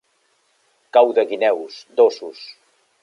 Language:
Catalan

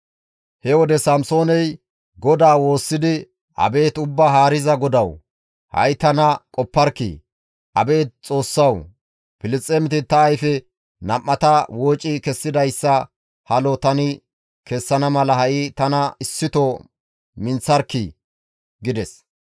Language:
Gamo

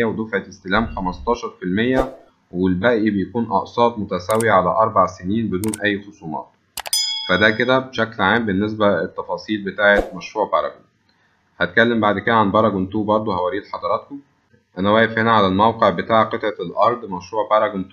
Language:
Arabic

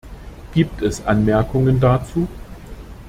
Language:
German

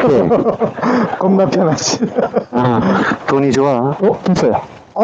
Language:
Korean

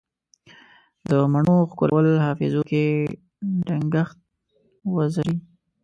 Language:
Pashto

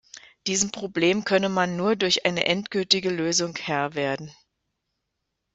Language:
German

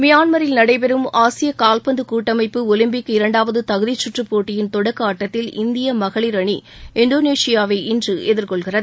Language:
Tamil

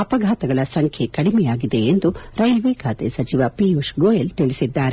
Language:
Kannada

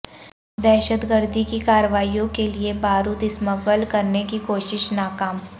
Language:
Urdu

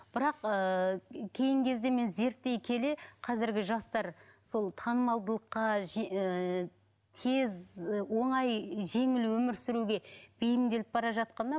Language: Kazakh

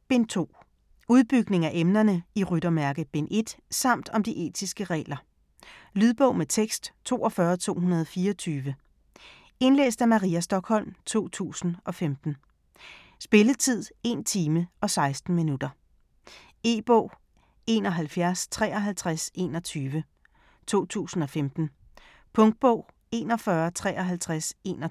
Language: Danish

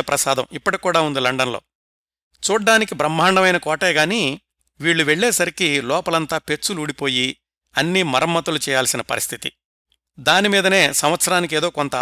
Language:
Telugu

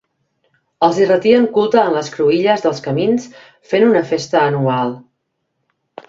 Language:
Catalan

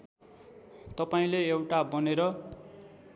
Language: Nepali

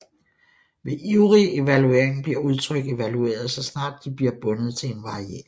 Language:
Danish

